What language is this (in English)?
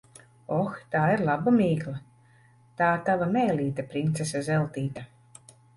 Latvian